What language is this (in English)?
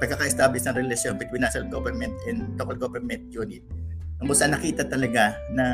Filipino